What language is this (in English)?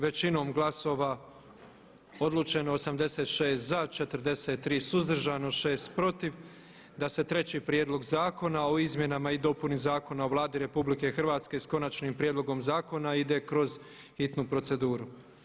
Croatian